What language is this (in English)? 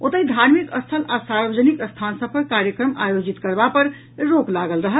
Maithili